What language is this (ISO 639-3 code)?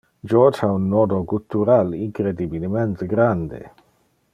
ina